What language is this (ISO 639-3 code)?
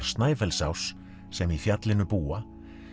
isl